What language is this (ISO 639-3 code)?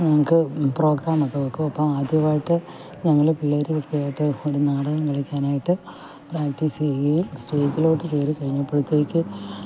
mal